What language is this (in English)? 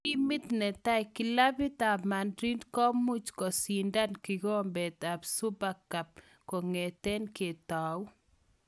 Kalenjin